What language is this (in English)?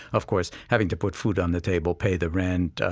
English